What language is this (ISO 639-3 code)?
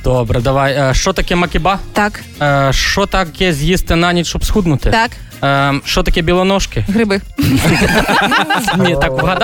ukr